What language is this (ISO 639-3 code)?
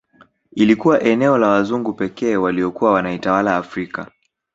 swa